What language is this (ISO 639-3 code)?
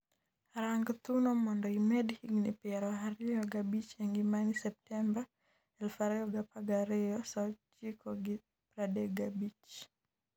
luo